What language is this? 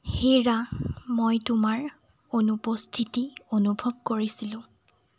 Assamese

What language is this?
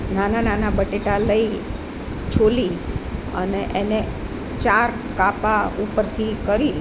Gujarati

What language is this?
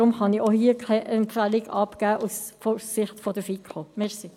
Swiss German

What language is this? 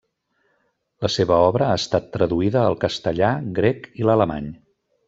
Catalan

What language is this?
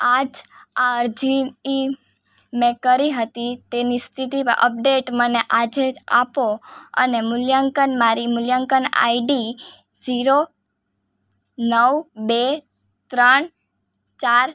Gujarati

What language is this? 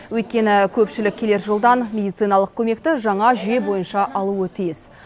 Kazakh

